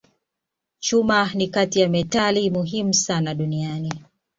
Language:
Swahili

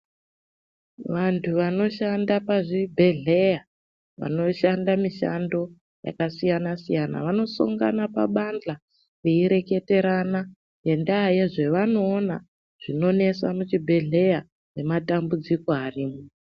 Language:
Ndau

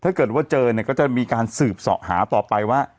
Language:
Thai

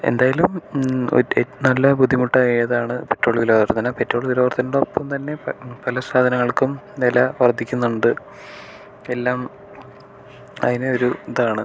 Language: Malayalam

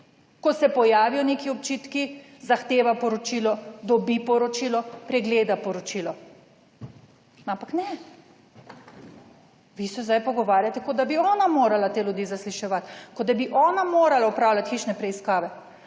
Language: Slovenian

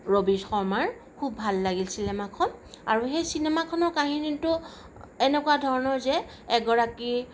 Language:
Assamese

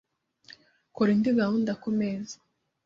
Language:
Kinyarwanda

